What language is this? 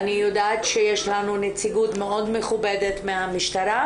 Hebrew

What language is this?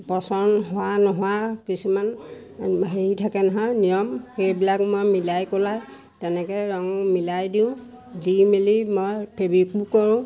Assamese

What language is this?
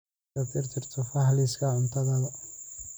Somali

